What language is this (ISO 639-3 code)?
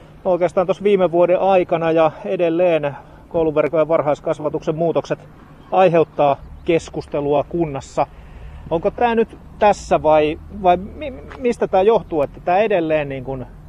fin